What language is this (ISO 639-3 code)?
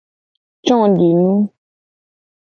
gej